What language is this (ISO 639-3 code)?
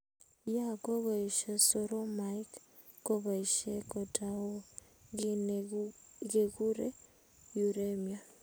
kln